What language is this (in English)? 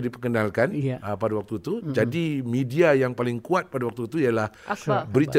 Malay